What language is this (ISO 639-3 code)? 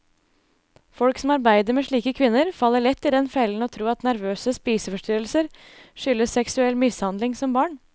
nor